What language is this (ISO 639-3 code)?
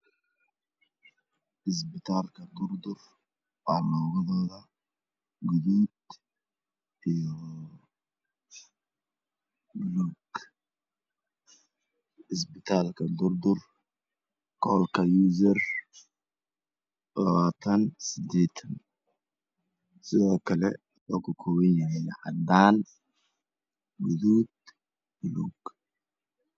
som